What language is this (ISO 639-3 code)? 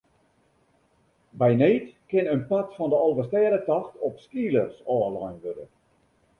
fry